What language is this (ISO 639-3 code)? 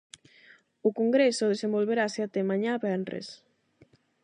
glg